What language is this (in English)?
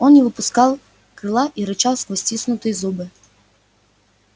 Russian